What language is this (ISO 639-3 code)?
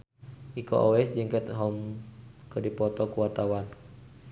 sun